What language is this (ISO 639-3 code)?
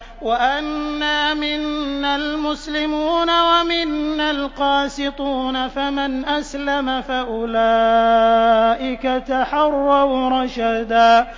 ara